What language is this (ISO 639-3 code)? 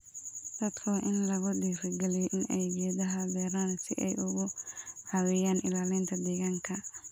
som